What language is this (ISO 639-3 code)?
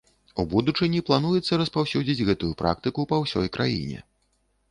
bel